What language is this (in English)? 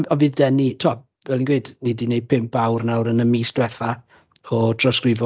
Welsh